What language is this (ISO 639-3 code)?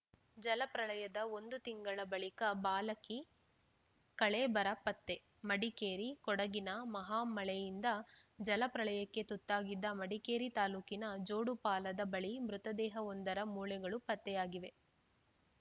kan